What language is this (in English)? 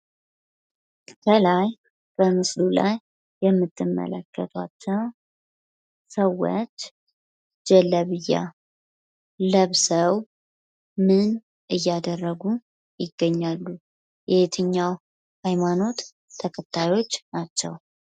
Amharic